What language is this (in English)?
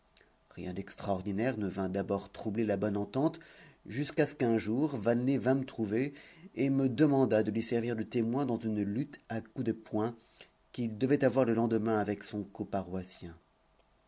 French